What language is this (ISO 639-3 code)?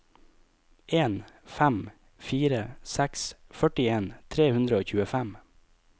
nor